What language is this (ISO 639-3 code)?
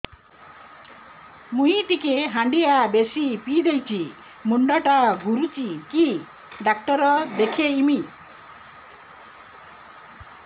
ori